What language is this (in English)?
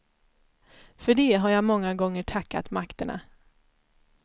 Swedish